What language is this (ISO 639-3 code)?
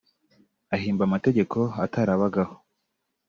kin